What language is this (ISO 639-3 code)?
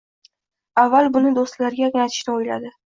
uzb